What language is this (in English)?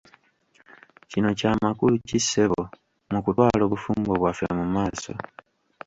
Ganda